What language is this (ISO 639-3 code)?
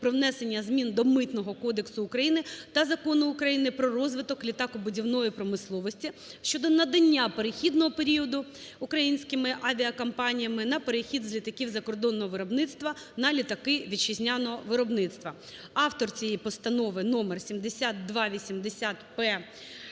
ukr